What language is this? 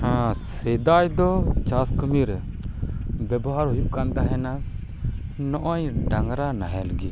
Santali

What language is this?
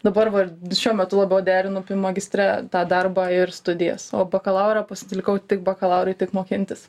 Lithuanian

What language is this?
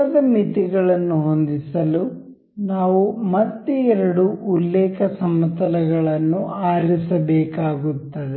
Kannada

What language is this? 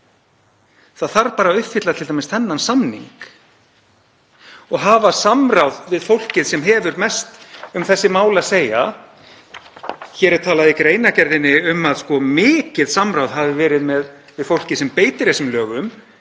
Icelandic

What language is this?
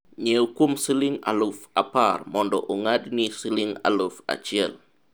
Luo (Kenya and Tanzania)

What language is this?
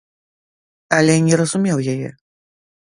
Belarusian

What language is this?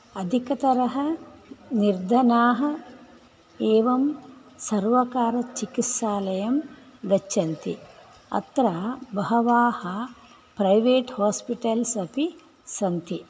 Sanskrit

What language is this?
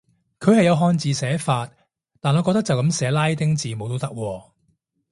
Cantonese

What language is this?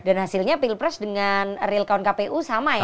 Indonesian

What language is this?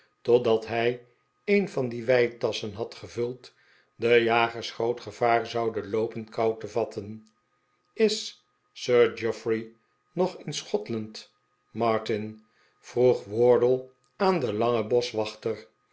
Dutch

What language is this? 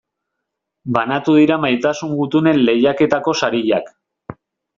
Basque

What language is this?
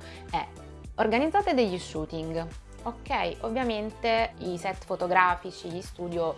Italian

